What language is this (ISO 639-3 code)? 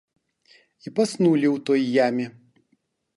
bel